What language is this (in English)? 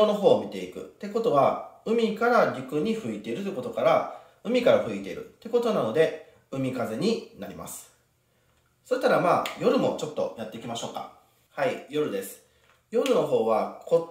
Japanese